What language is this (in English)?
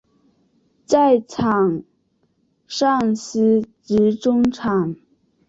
Chinese